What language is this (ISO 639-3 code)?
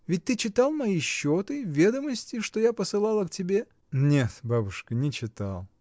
rus